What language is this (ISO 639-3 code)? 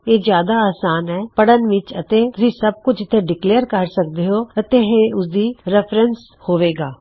pan